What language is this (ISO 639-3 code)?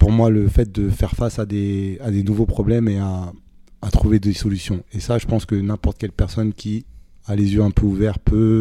fra